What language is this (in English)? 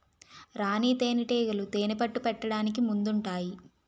Telugu